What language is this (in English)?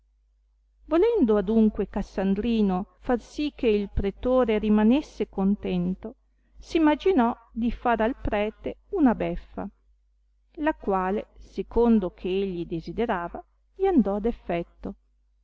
Italian